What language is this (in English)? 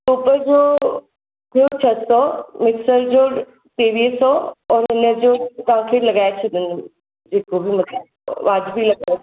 Sindhi